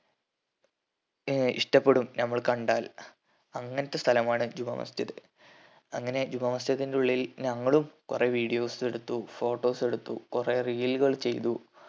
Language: Malayalam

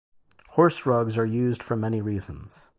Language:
English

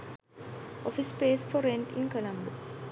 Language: Sinhala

